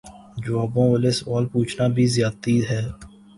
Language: Urdu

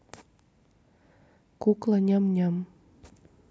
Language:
Russian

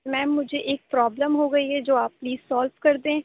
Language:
Urdu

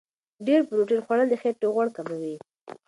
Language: Pashto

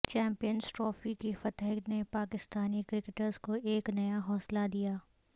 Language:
Urdu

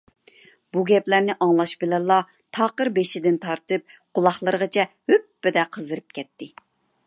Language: Uyghur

